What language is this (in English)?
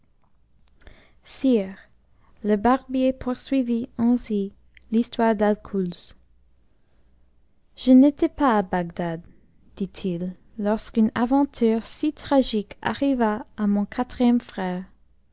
French